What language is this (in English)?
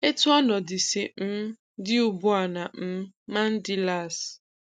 Igbo